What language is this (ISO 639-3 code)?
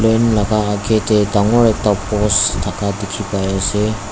nag